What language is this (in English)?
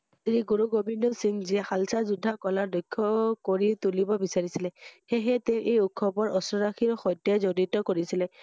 Assamese